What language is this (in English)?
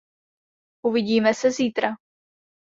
Czech